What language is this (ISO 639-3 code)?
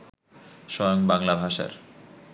ben